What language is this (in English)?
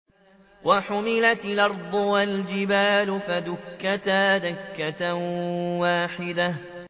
Arabic